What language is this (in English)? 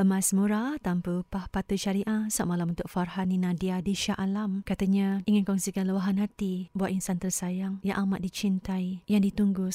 Malay